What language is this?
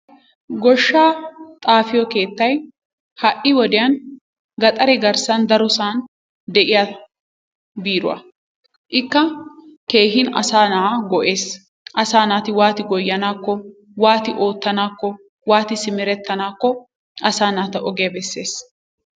Wolaytta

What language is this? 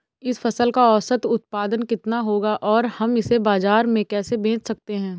Hindi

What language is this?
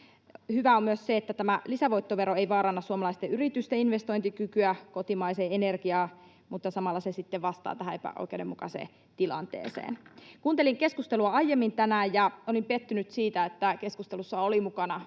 Finnish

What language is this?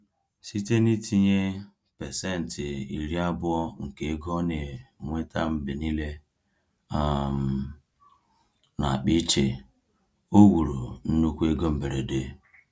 Igbo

